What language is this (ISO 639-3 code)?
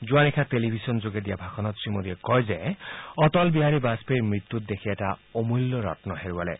asm